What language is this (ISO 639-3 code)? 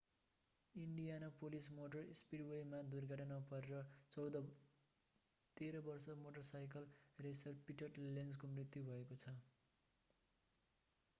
nep